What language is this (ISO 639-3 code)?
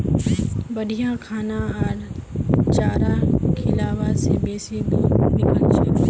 mag